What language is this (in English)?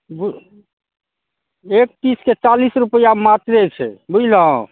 Maithili